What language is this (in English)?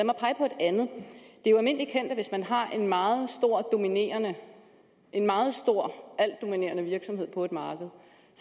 Danish